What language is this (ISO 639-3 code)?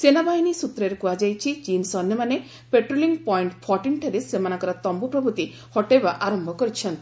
ori